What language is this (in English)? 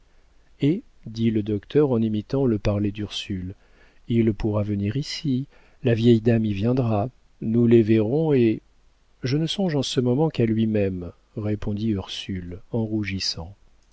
French